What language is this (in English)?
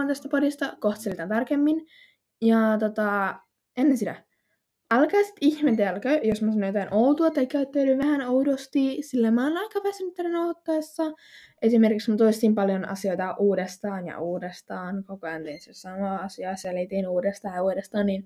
Finnish